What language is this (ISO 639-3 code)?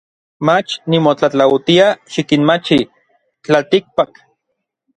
nlv